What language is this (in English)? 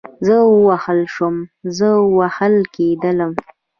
Pashto